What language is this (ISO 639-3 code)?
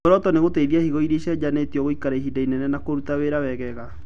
kik